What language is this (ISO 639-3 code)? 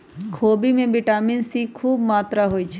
mag